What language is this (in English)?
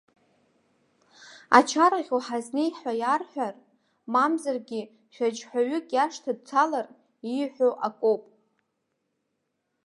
Abkhazian